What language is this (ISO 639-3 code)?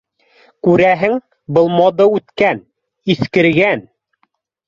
bak